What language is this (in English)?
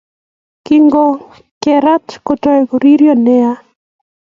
Kalenjin